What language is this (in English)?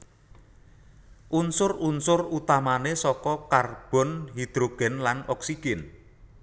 Javanese